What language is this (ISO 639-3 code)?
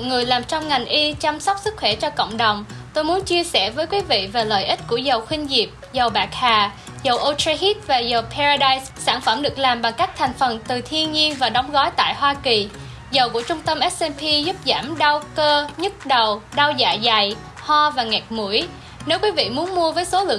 vie